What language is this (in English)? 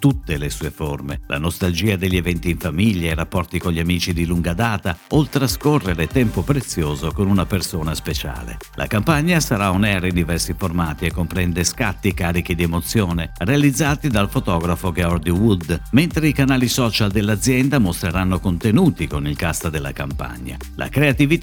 Italian